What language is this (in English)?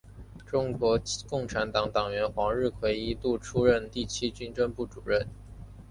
Chinese